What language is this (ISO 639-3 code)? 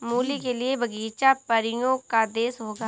hin